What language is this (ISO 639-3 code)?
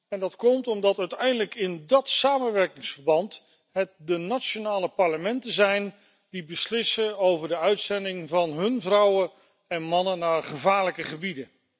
nld